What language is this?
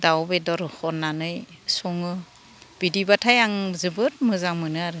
Bodo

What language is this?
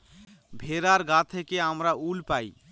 Bangla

